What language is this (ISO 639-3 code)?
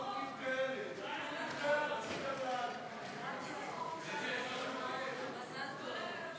heb